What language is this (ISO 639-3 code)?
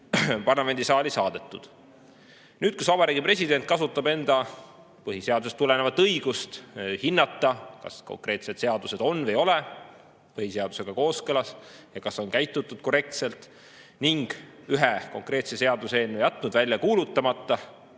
est